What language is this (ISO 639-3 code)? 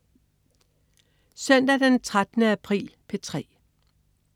dan